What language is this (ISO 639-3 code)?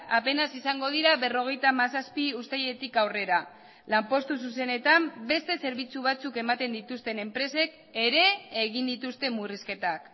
eus